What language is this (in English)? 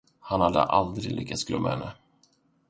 Swedish